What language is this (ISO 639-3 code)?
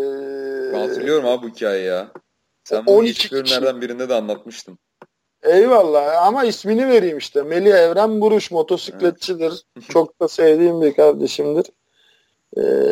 tur